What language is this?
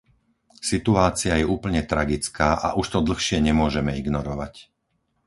Slovak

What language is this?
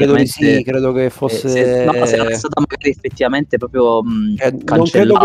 Italian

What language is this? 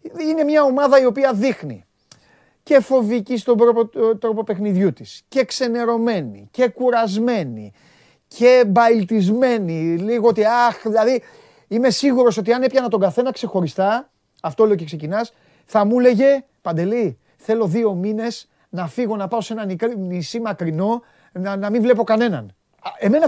Greek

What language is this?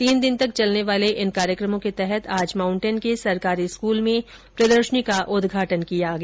Hindi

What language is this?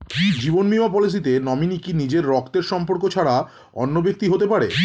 Bangla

